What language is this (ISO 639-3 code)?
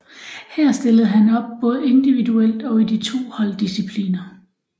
dan